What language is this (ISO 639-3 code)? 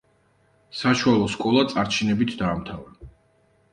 kat